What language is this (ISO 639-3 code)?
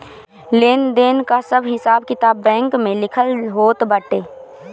bho